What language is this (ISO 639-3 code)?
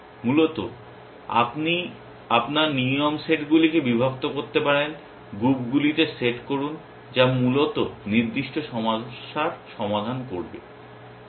ben